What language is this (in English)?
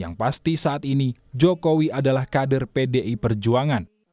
Indonesian